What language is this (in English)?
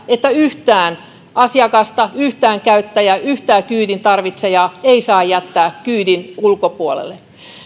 Finnish